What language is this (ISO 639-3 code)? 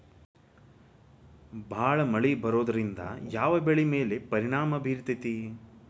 kan